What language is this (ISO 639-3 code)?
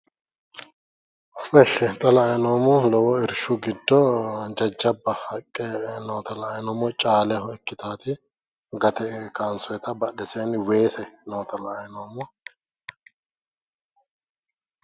sid